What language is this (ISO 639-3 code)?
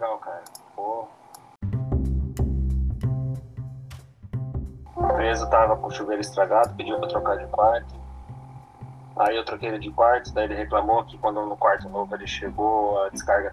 por